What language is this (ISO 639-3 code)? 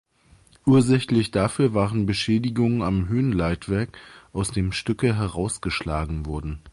deu